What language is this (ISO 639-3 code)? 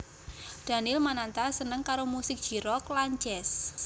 jav